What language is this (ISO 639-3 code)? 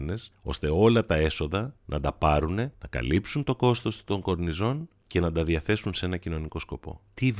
ell